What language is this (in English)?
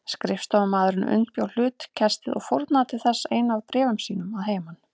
Icelandic